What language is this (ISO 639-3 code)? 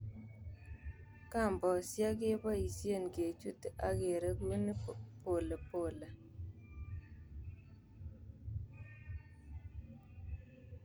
kln